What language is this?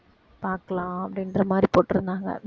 Tamil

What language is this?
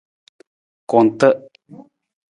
Nawdm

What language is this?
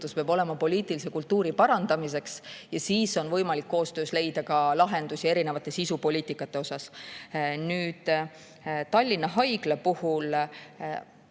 Estonian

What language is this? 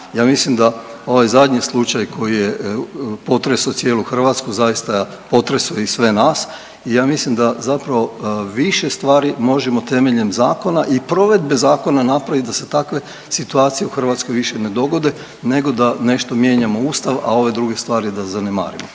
Croatian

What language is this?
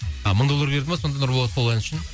Kazakh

